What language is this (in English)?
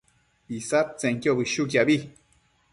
Matsés